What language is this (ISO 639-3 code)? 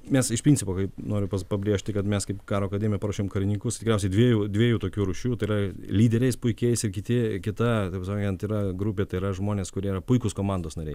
lit